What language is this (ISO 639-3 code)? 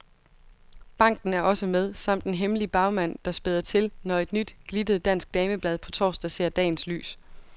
dan